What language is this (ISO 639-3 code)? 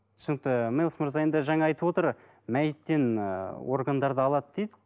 kaz